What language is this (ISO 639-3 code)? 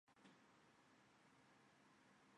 zho